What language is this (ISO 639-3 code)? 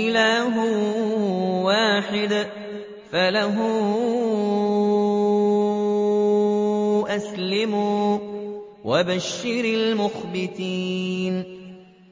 ara